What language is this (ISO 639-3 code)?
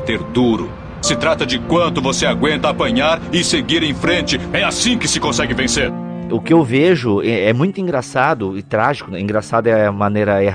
por